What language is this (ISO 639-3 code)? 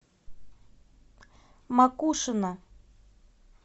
rus